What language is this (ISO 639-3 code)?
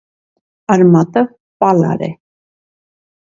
hye